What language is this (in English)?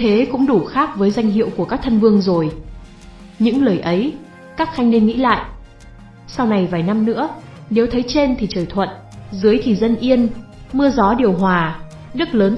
Vietnamese